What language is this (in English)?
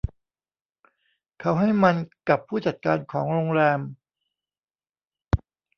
Thai